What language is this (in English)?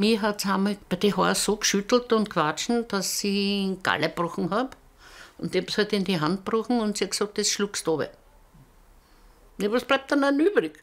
German